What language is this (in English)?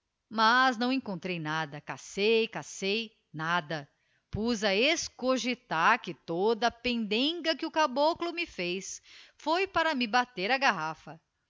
Portuguese